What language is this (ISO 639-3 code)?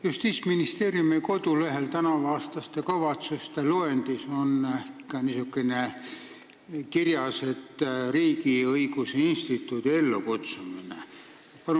est